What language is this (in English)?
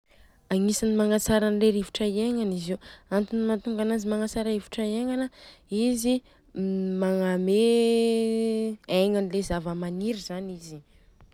Southern Betsimisaraka Malagasy